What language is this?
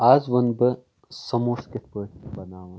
Kashmiri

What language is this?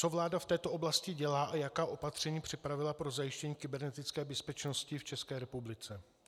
Czech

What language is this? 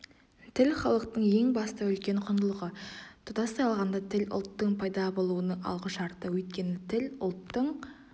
Kazakh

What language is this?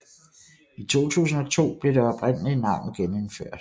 Danish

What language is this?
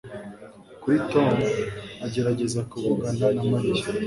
Kinyarwanda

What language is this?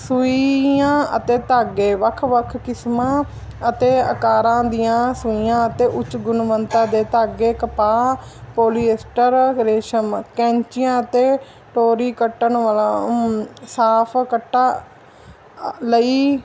Punjabi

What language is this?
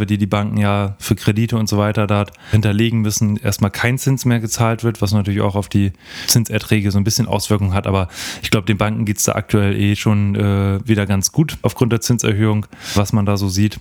German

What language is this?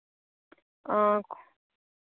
Dogri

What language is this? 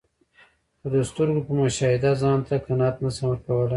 Pashto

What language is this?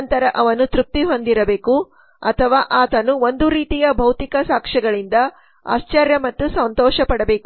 Kannada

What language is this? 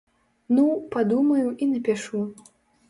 Belarusian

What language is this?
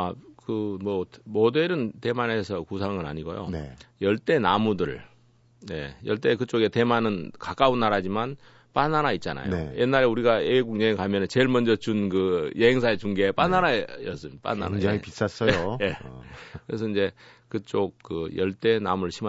Korean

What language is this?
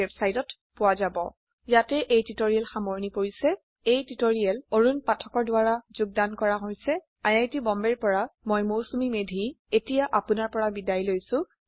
Assamese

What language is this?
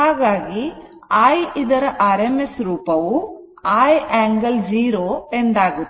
Kannada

